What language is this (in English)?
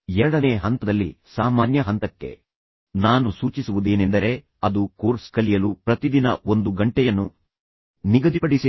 Kannada